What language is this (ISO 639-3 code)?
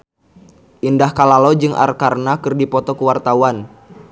sun